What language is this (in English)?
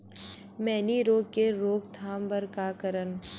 Chhattisgarhi